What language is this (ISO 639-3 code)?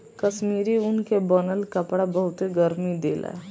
bho